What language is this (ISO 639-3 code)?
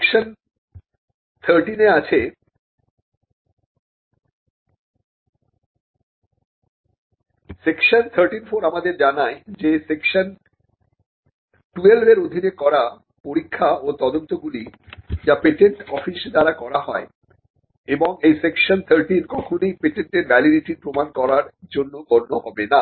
ben